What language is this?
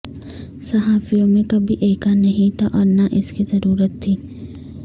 Urdu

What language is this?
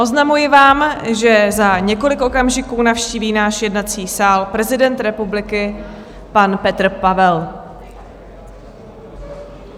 Czech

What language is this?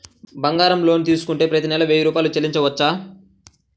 Telugu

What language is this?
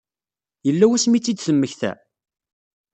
Kabyle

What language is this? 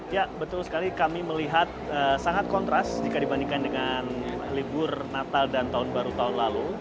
Indonesian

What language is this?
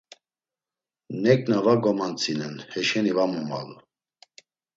Laz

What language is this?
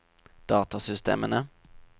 Norwegian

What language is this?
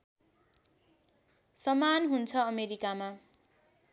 Nepali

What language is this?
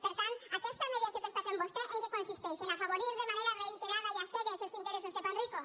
Catalan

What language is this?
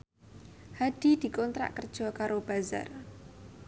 Javanese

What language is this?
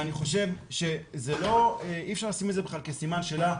Hebrew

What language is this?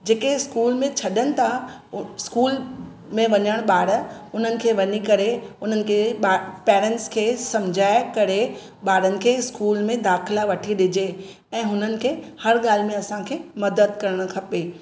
Sindhi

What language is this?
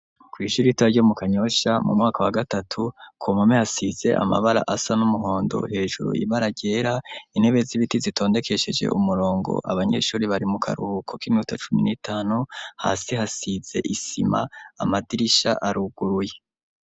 Rundi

